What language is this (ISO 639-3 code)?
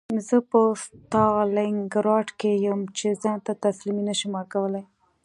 pus